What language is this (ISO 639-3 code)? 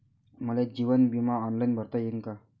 mar